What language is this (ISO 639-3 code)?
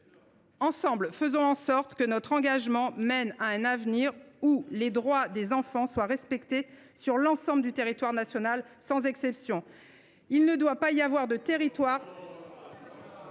fra